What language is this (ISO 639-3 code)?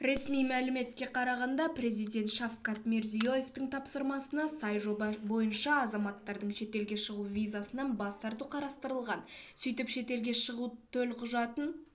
kaz